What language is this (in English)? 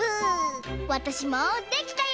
Japanese